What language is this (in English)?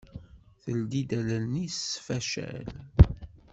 Kabyle